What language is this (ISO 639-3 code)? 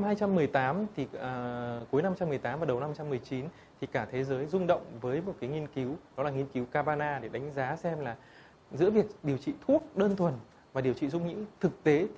vie